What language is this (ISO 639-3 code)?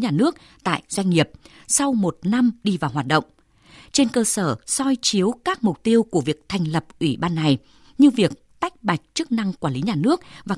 vie